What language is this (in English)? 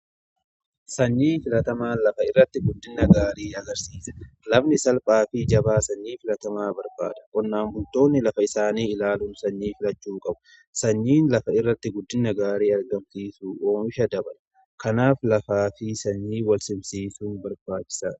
Oromo